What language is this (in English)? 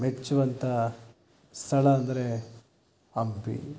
Kannada